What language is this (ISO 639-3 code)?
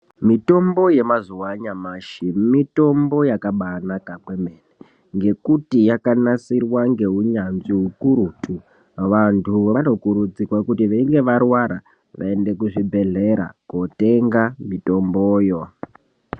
ndc